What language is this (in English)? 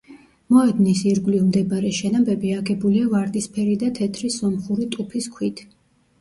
Georgian